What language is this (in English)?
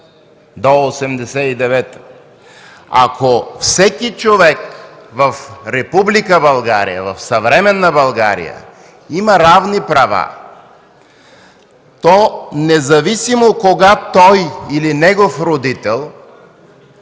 Bulgarian